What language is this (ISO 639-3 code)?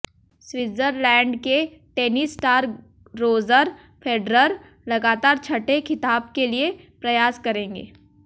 hin